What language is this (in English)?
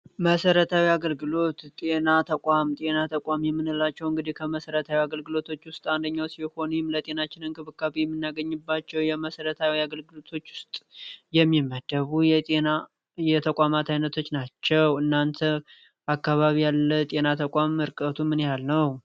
Amharic